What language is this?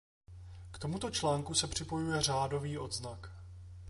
Czech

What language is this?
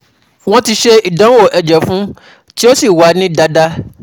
Yoruba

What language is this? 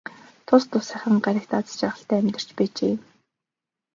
Mongolian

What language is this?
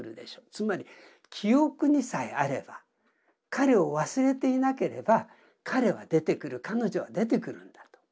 Japanese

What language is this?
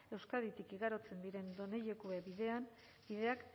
Basque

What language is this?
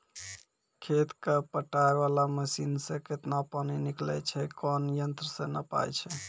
Maithili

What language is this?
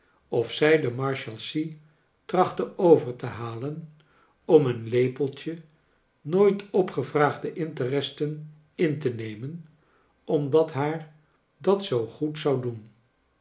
Dutch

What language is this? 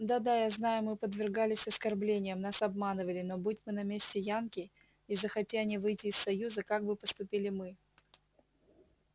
Russian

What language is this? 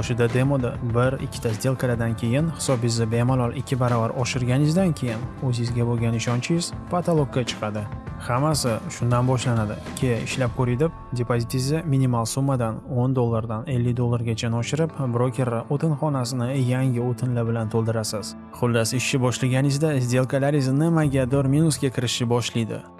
Uzbek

